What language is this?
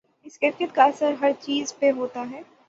Urdu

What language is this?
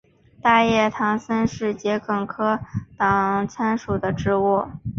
Chinese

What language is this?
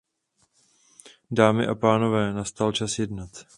Czech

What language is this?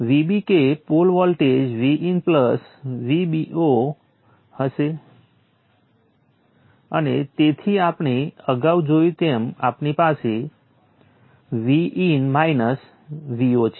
Gujarati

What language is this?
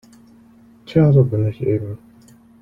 German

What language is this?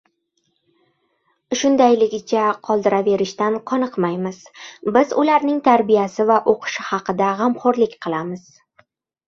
Uzbek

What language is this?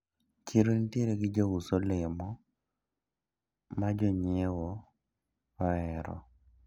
Luo (Kenya and Tanzania)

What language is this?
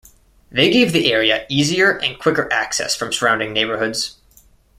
English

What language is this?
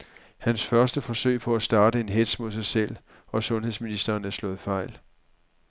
Danish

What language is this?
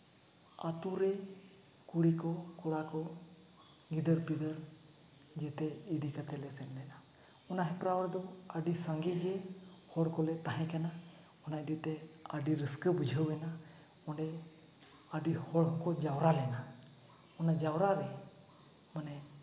Santali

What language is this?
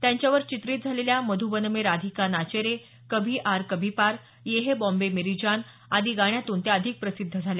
Marathi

